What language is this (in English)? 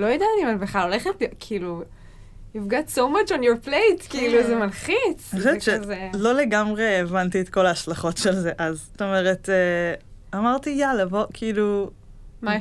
Hebrew